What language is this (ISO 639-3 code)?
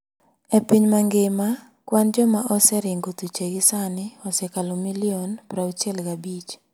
luo